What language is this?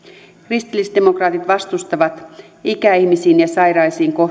Finnish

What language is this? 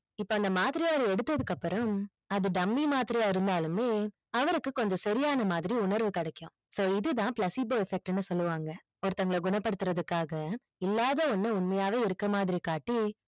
Tamil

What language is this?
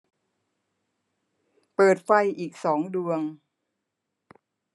Thai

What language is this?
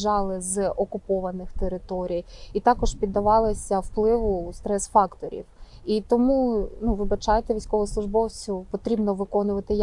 Ukrainian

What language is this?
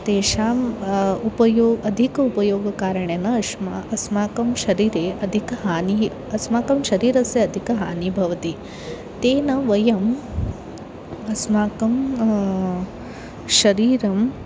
Sanskrit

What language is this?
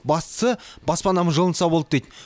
Kazakh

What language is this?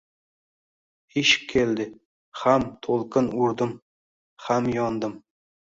Uzbek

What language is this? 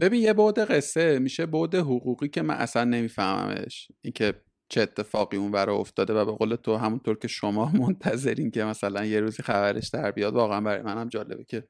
Persian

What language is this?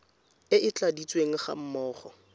Tswana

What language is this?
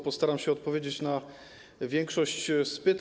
Polish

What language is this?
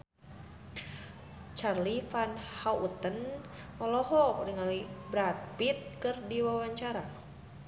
Sundanese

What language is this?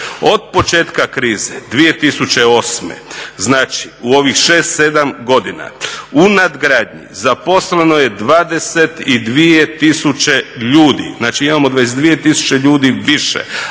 Croatian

